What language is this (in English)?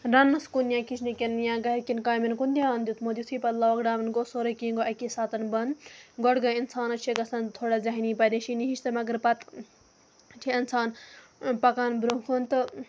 Kashmiri